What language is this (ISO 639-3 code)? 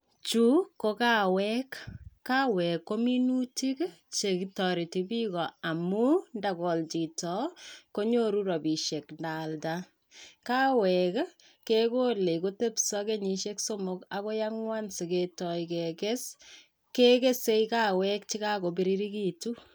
kln